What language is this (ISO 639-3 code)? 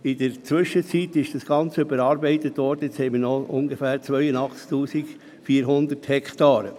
gsw